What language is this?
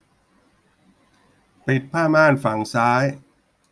Thai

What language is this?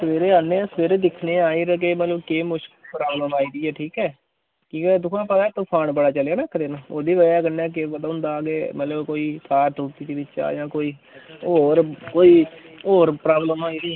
Dogri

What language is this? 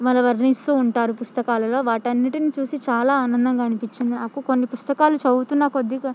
Telugu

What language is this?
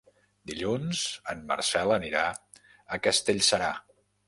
Catalan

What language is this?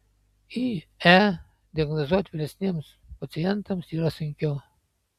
Lithuanian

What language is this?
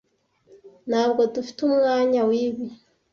Kinyarwanda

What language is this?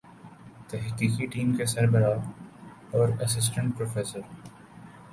Urdu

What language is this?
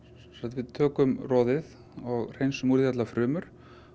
Icelandic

